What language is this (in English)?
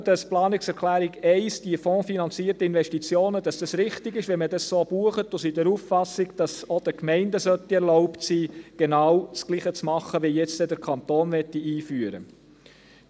Swiss German